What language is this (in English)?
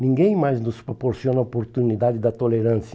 Portuguese